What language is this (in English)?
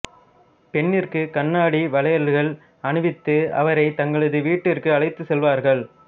Tamil